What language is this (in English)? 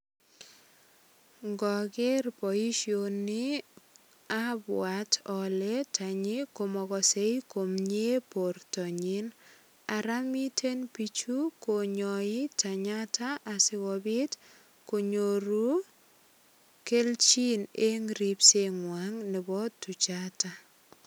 Kalenjin